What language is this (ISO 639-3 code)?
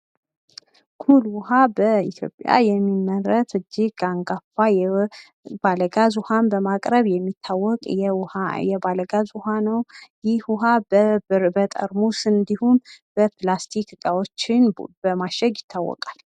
amh